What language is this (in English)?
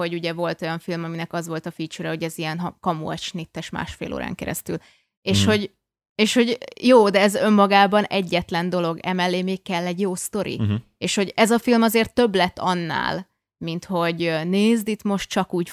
Hungarian